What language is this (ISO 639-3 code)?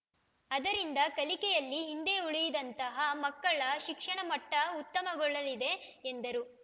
kan